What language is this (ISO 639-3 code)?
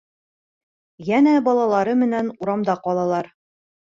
bak